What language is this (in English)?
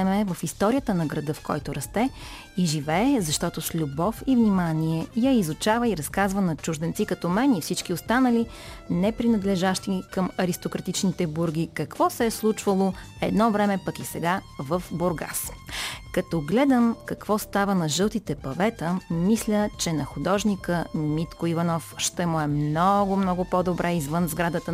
Bulgarian